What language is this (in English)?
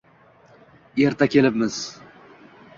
Uzbek